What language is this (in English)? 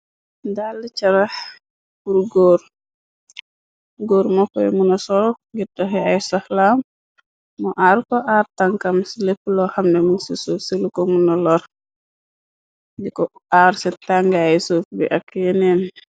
Wolof